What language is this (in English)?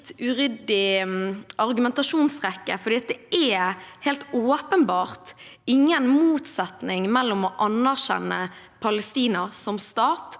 Norwegian